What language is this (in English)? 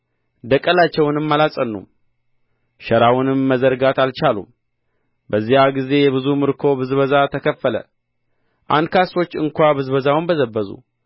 Amharic